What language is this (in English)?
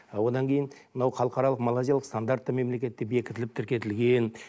Kazakh